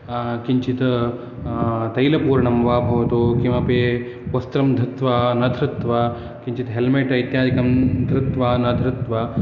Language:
Sanskrit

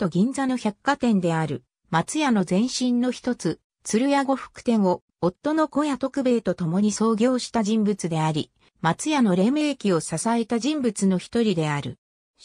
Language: Japanese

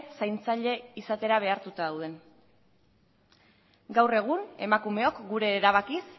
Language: Basque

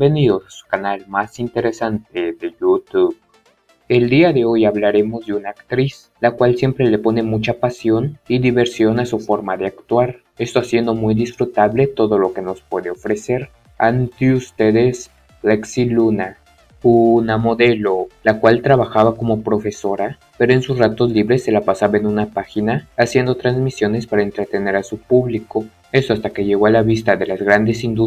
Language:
Spanish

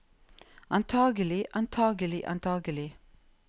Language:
Norwegian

